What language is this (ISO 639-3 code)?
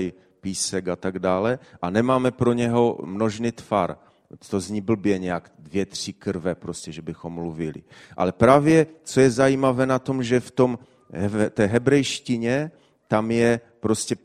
ces